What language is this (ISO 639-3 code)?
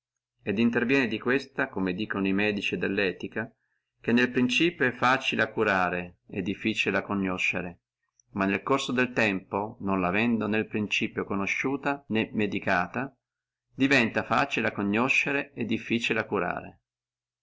ita